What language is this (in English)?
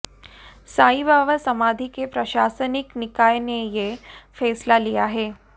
Hindi